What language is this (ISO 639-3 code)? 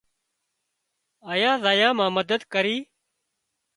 kxp